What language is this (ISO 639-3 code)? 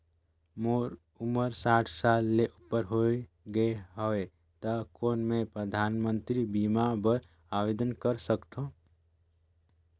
hne